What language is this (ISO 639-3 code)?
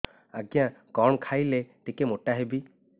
ori